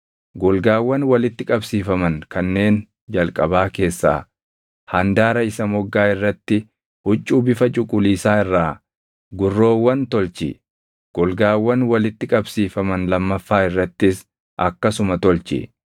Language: Oromo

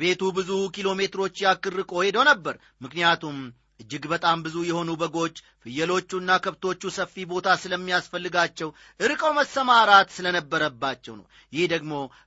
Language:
Amharic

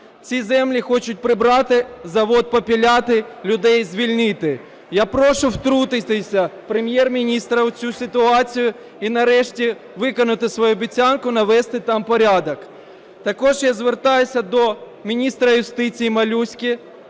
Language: Ukrainian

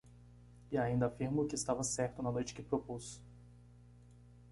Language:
Portuguese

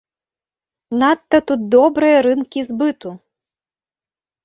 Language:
Belarusian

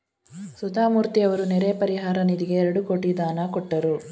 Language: Kannada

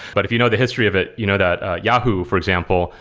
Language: English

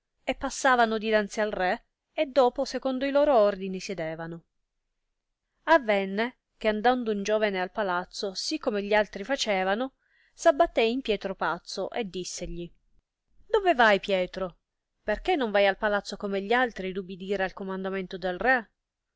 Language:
Italian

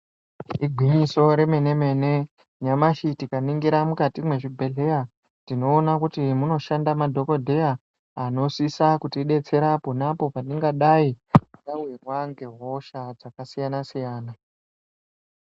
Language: Ndau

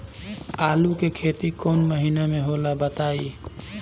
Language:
Bhojpuri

